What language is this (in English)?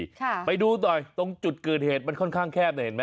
Thai